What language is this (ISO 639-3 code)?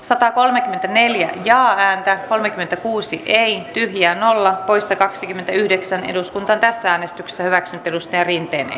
fin